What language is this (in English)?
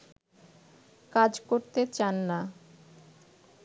Bangla